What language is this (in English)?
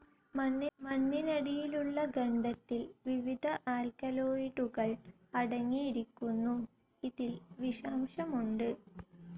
Malayalam